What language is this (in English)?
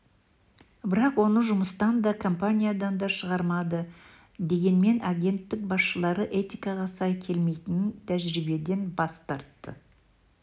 Kazakh